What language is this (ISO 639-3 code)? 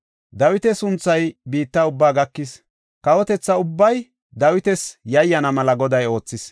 gof